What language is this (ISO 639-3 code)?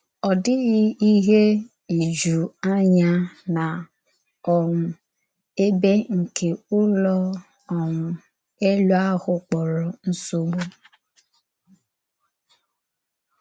ibo